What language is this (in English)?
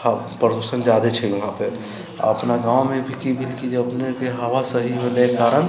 Maithili